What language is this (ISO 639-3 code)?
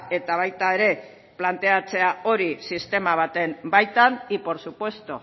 eus